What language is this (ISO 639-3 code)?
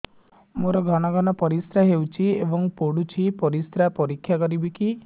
ori